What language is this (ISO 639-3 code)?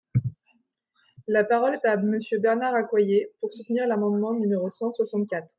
fra